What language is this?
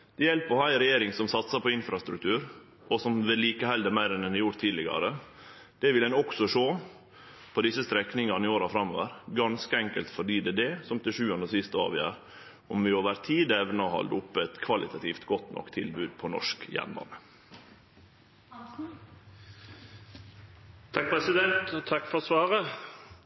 Norwegian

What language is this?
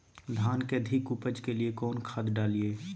Magahi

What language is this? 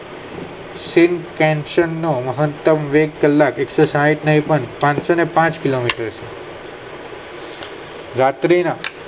Gujarati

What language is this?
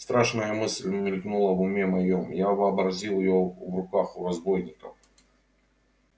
Russian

